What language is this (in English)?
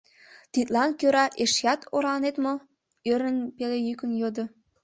Mari